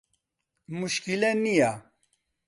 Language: Central Kurdish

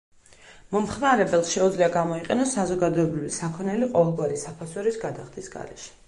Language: Georgian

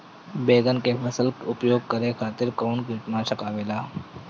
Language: Bhojpuri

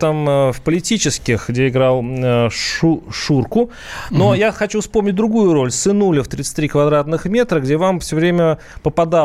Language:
Russian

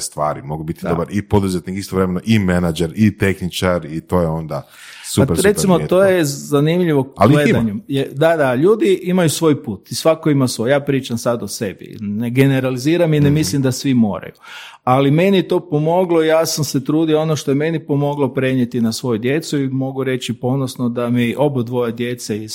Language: Croatian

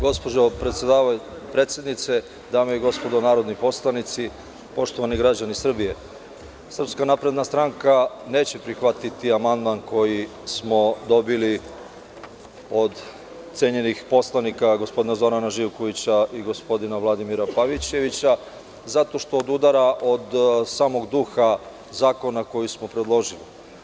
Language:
Serbian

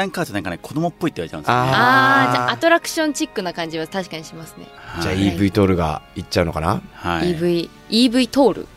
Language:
Japanese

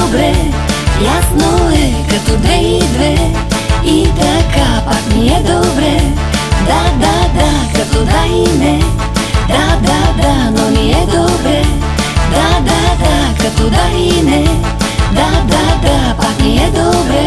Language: Bulgarian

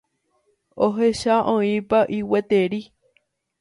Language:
Guarani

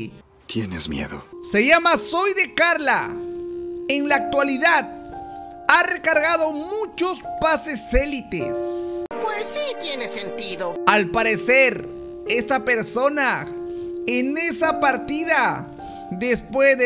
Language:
Spanish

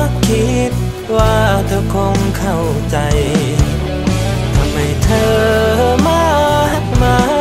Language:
Thai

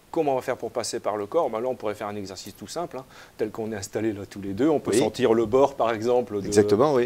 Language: French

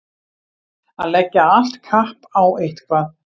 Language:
Icelandic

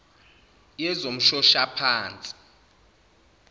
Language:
Zulu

